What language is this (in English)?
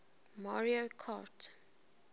English